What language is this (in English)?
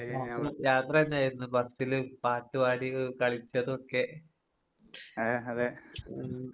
Malayalam